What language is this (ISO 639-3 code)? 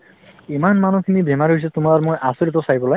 asm